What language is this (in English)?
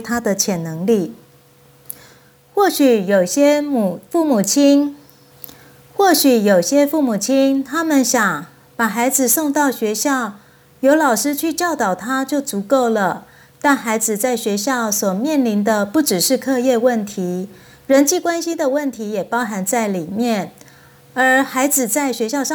Chinese